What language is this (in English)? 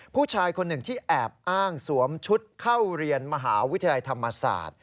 Thai